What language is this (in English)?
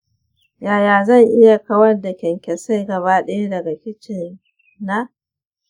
Hausa